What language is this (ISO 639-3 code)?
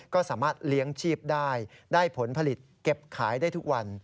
tha